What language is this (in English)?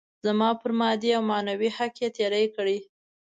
Pashto